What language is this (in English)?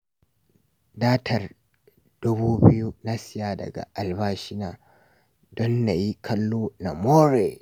Hausa